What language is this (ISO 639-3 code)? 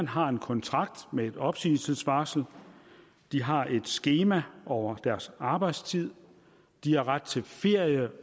dan